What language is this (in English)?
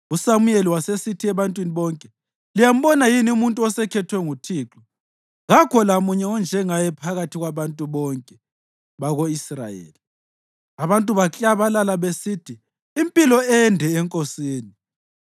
North Ndebele